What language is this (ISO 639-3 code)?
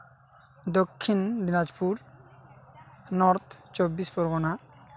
sat